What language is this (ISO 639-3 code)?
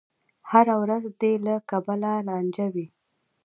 pus